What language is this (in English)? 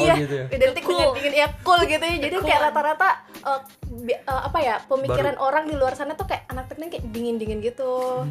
Indonesian